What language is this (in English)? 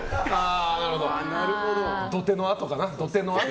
Japanese